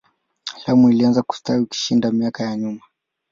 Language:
Swahili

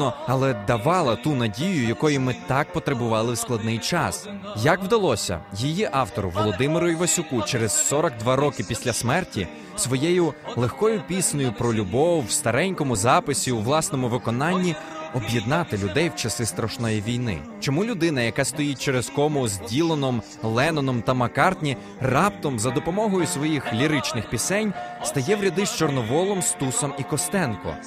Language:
Ukrainian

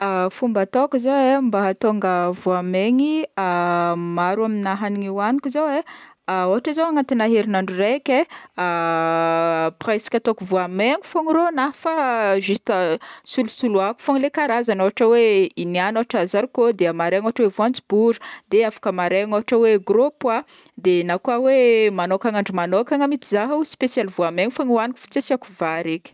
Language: Northern Betsimisaraka Malagasy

